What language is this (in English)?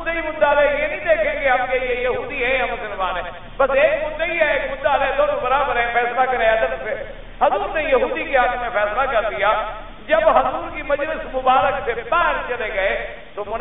Arabic